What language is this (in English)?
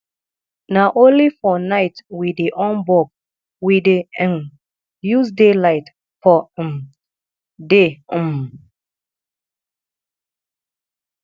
Nigerian Pidgin